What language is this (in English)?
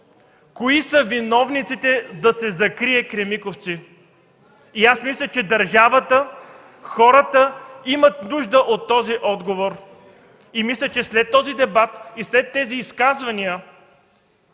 Bulgarian